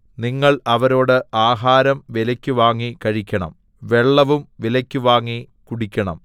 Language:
Malayalam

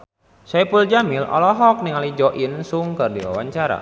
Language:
Sundanese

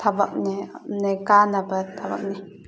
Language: Manipuri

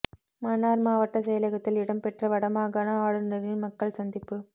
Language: Tamil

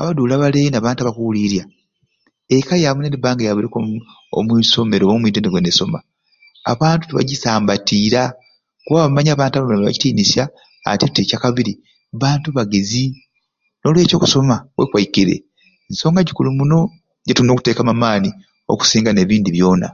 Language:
Ruuli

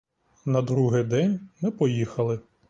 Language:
Ukrainian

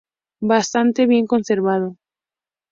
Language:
Spanish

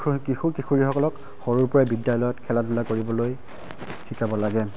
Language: Assamese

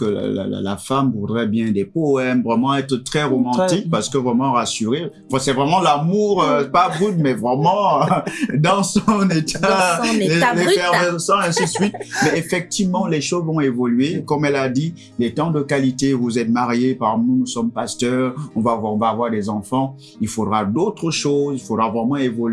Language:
French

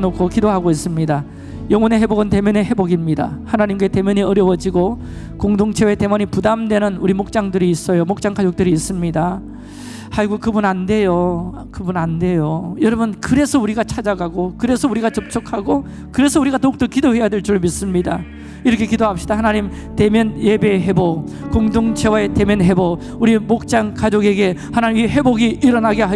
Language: Korean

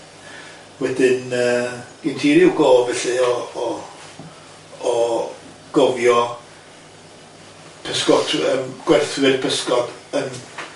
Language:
Welsh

